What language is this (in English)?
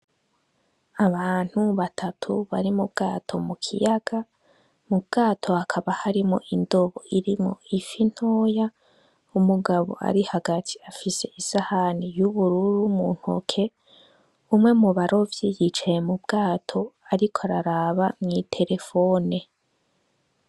Rundi